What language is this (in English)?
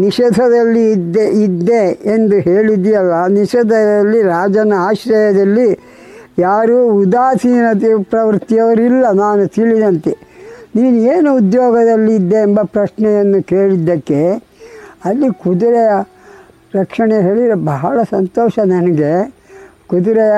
Kannada